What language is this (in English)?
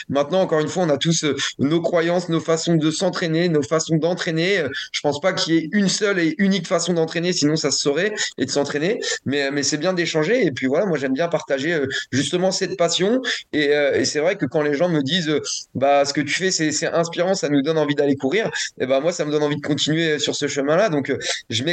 French